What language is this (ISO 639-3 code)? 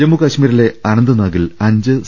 mal